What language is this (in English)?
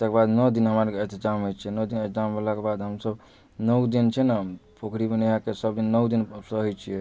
Maithili